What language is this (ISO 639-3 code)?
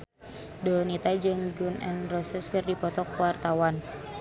sun